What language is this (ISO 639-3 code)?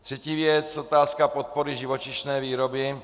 ces